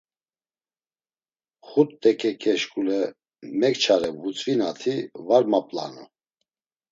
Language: Laz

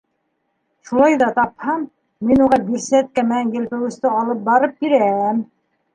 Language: Bashkir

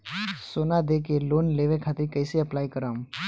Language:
Bhojpuri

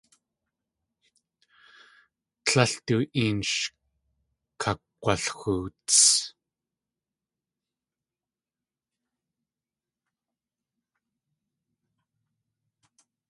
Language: Tlingit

